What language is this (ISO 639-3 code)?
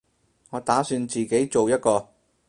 yue